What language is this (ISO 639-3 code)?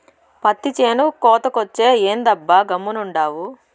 tel